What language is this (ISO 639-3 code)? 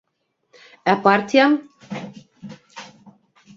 bak